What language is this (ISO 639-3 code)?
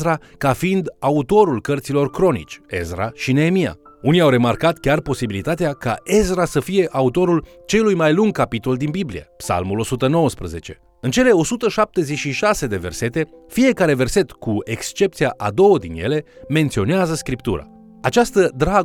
ron